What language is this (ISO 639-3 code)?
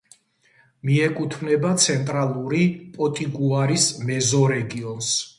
kat